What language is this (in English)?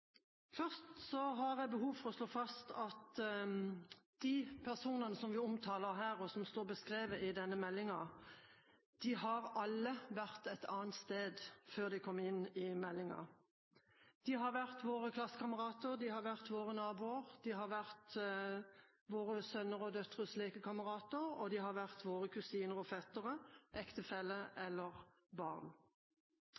Norwegian